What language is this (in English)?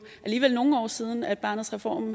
Danish